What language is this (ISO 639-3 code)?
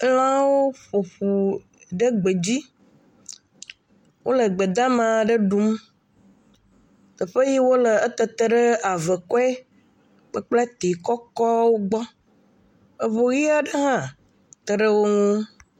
ewe